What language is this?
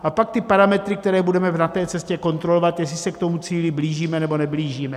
Czech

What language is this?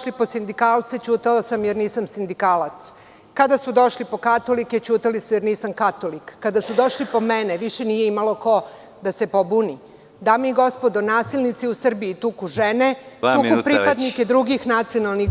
Serbian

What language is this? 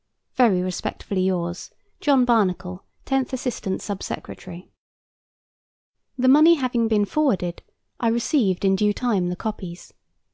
English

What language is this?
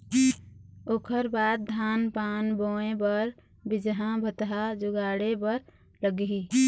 Chhattisgarhi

